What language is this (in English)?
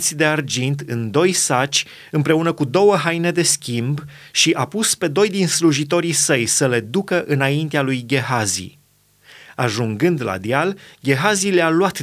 Romanian